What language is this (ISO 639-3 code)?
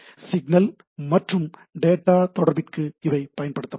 tam